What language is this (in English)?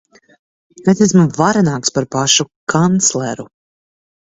Latvian